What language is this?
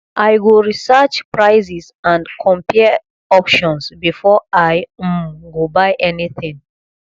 Nigerian Pidgin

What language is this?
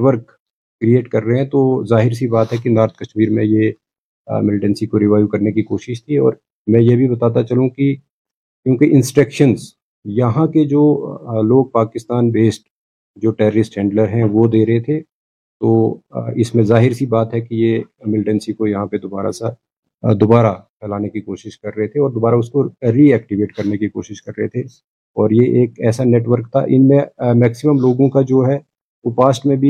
Urdu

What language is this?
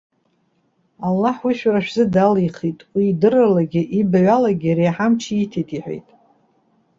Abkhazian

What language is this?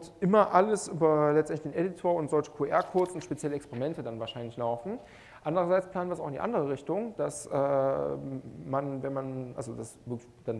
German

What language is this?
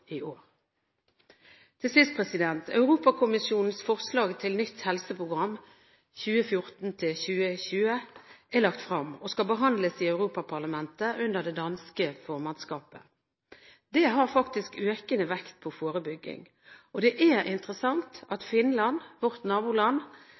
Norwegian Bokmål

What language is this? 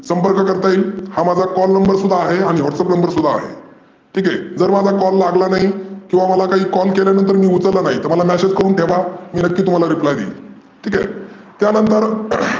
Marathi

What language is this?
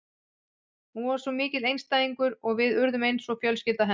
Icelandic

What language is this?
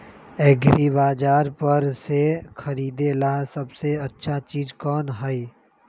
Magahi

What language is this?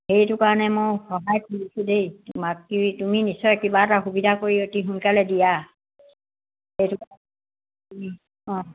Assamese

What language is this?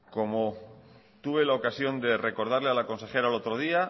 Spanish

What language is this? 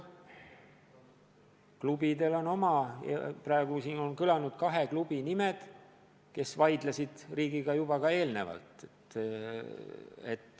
Estonian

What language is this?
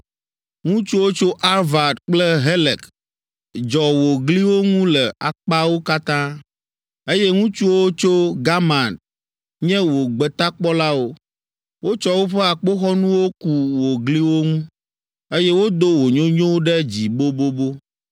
Ewe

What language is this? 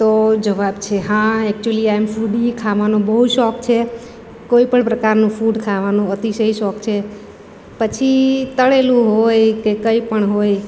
Gujarati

